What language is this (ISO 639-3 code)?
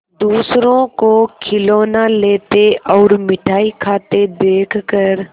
hin